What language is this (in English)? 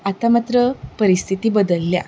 Konkani